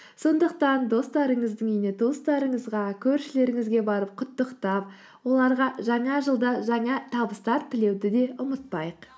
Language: Kazakh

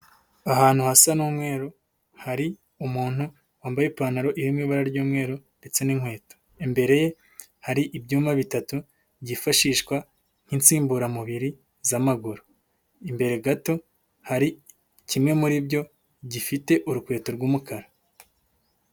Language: Kinyarwanda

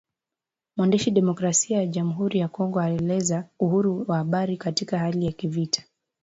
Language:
Swahili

